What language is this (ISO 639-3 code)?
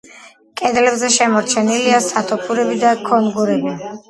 kat